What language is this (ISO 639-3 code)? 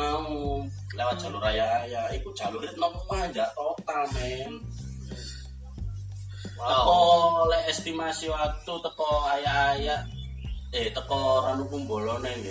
ind